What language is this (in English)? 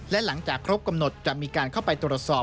Thai